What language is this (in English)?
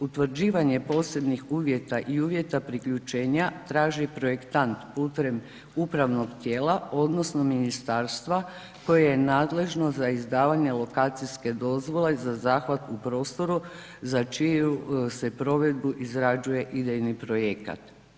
Croatian